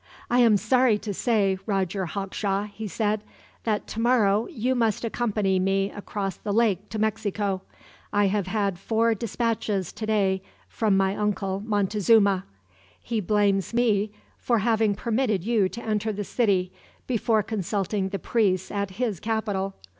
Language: English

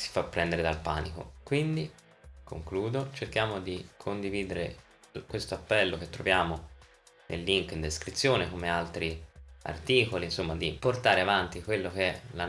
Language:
Italian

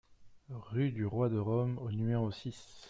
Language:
French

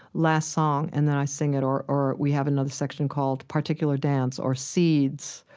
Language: English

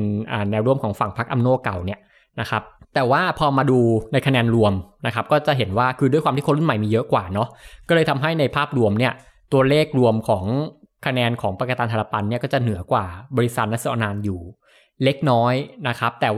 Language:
Thai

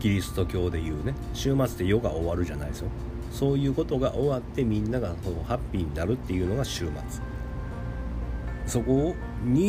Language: Japanese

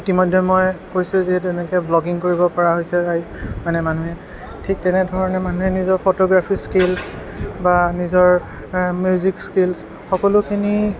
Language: Assamese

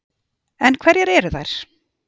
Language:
Icelandic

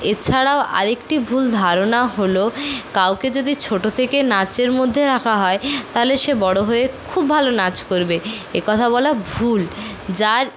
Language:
Bangla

